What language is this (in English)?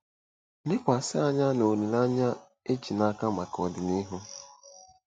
Igbo